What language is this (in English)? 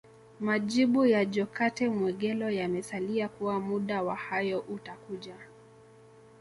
Swahili